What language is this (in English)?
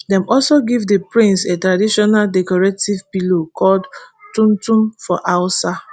Nigerian Pidgin